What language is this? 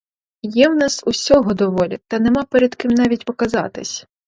Ukrainian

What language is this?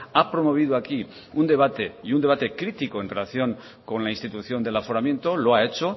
Spanish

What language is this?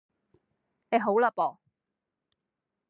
Cantonese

